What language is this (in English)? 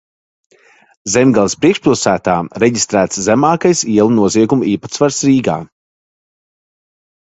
Latvian